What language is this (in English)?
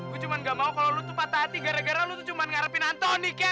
Indonesian